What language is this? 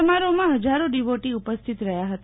Gujarati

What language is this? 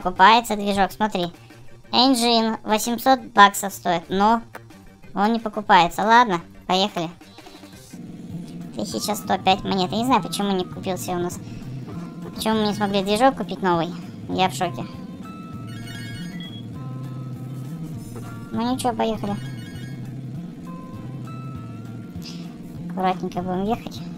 Russian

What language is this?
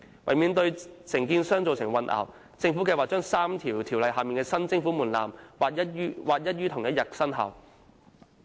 Cantonese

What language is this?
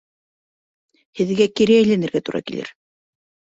Bashkir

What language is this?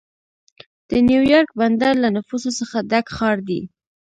Pashto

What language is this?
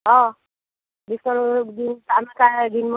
Marathi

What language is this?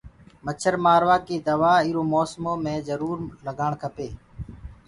Gurgula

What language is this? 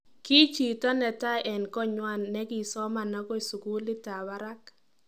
Kalenjin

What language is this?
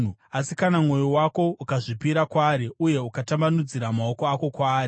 Shona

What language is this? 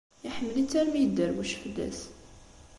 Kabyle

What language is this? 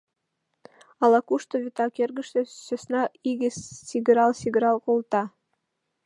Mari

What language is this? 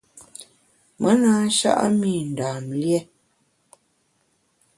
Bamun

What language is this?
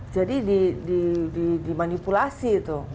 Indonesian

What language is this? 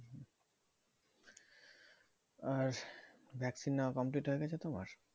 Bangla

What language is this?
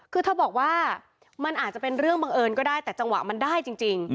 Thai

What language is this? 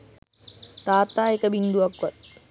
Sinhala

